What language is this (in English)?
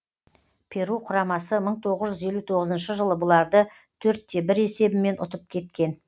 Kazakh